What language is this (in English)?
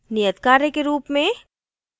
Hindi